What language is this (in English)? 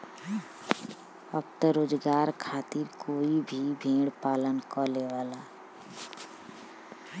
Bhojpuri